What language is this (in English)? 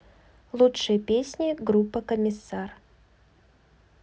Russian